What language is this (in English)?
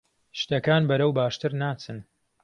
Central Kurdish